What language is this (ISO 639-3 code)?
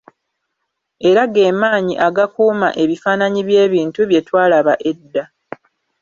lug